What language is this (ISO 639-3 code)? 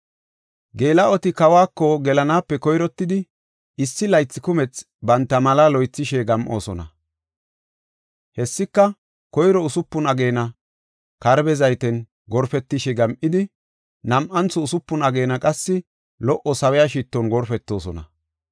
gof